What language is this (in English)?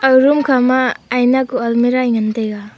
Wancho Naga